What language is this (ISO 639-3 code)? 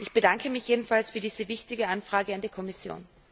deu